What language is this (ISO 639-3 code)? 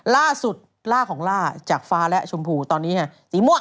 tha